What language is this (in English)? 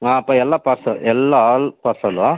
Kannada